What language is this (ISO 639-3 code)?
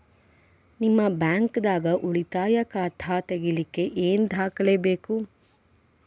kan